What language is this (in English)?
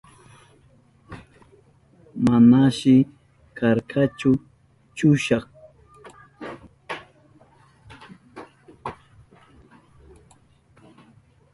Southern Pastaza Quechua